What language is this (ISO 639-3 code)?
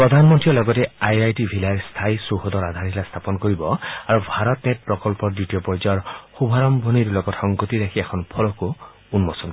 asm